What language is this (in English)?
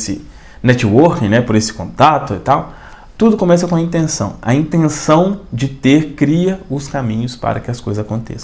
Portuguese